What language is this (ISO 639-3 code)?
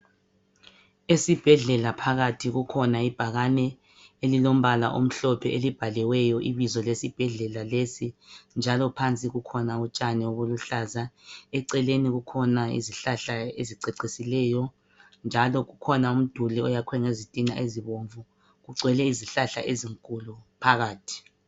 nde